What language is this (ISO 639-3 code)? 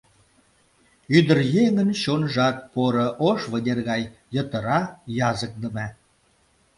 chm